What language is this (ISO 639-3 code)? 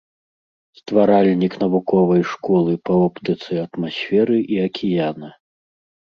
bel